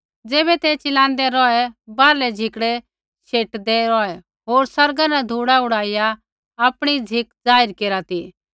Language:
Kullu Pahari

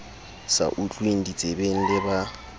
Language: Southern Sotho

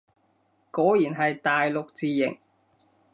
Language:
Cantonese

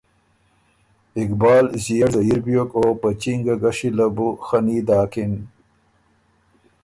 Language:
Ormuri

